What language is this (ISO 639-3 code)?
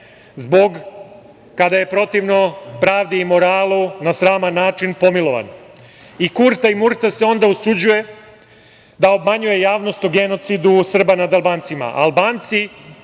srp